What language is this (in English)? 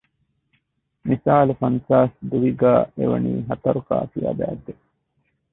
Divehi